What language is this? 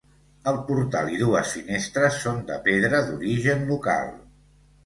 Catalan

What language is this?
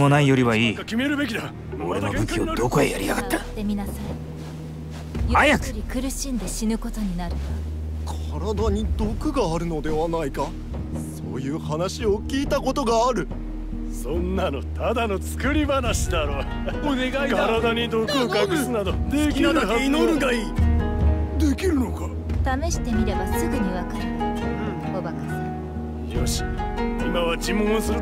Japanese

